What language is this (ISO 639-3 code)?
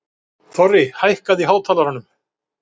isl